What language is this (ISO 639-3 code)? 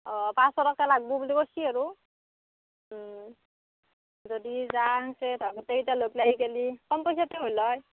asm